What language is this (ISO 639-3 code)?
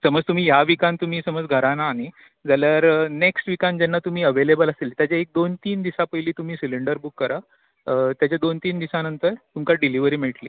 kok